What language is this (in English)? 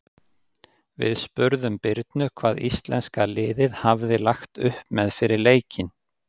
Icelandic